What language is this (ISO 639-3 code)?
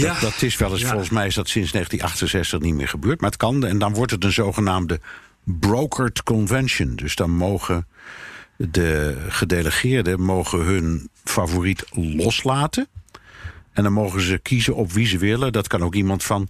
nld